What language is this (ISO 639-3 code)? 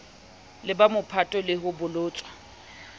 sot